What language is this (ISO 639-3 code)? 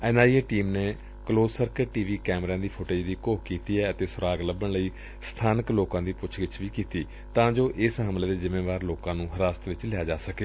pan